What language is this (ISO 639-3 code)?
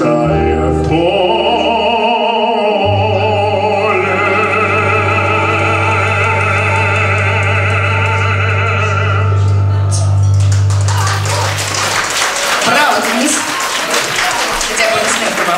ron